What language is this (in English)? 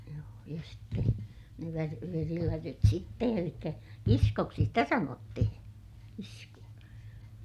Finnish